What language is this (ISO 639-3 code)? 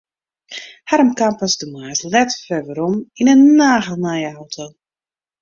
fry